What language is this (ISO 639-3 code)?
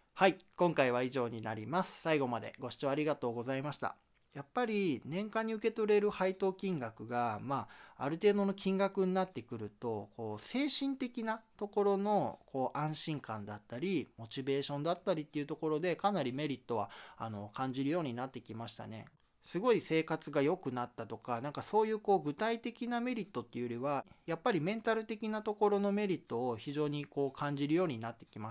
jpn